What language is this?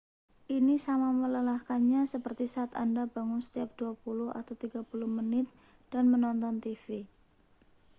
Indonesian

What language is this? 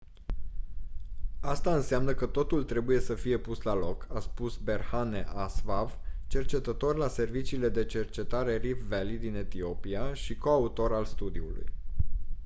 Romanian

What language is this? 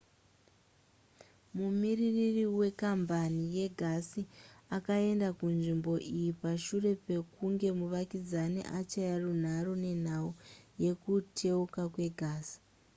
Shona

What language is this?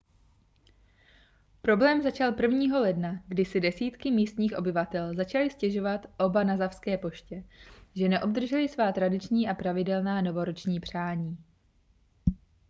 Czech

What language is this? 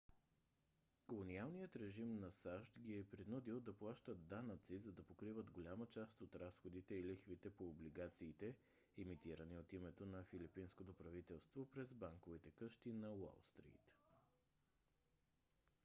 Bulgarian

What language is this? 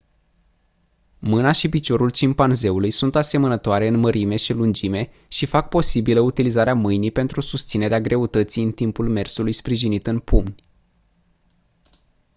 Romanian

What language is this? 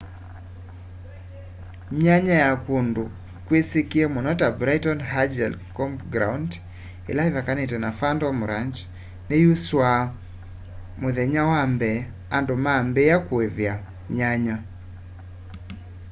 Kamba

